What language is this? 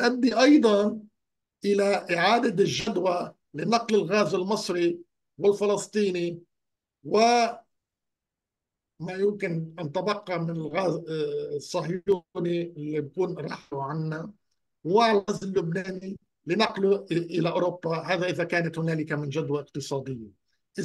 Arabic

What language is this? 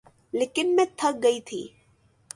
Urdu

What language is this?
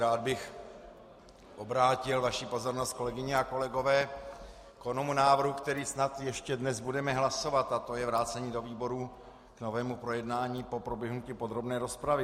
Czech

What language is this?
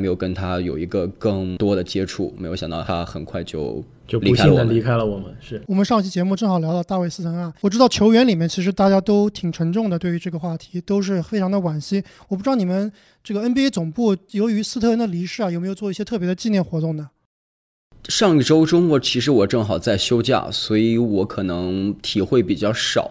Chinese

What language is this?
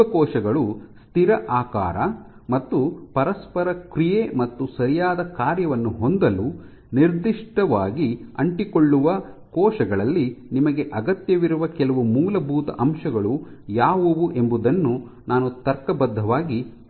Kannada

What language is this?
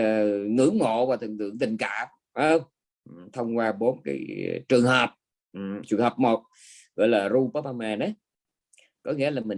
Vietnamese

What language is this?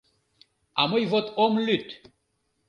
Mari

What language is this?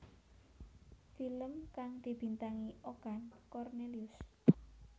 Javanese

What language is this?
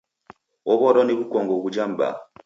Taita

